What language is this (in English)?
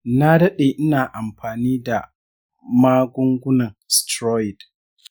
Hausa